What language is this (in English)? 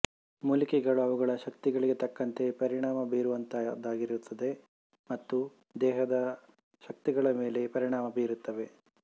Kannada